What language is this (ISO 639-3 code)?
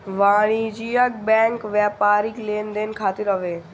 bho